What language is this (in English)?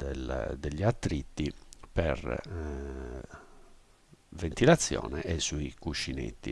Italian